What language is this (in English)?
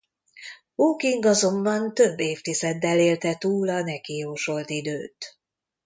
Hungarian